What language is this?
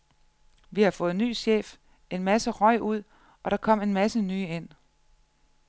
Danish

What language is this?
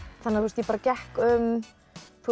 Icelandic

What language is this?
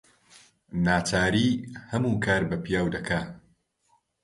Central Kurdish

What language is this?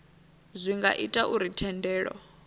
Venda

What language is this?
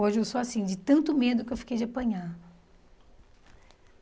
Portuguese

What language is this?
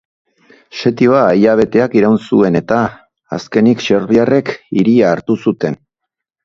Basque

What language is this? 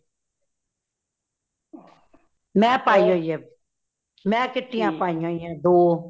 Punjabi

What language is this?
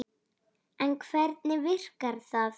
Icelandic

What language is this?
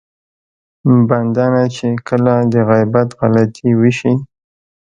Pashto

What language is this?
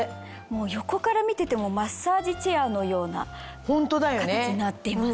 Japanese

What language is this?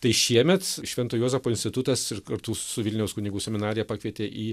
Lithuanian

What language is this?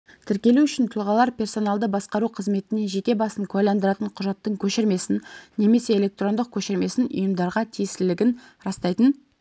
Kazakh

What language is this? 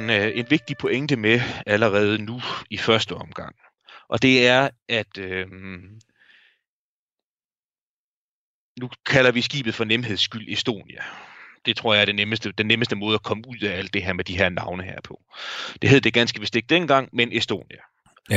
Danish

